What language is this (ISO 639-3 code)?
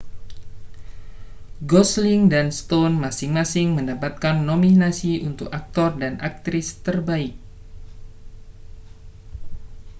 ind